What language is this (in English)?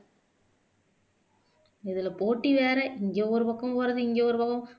Tamil